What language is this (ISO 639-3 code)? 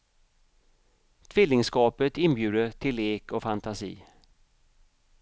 swe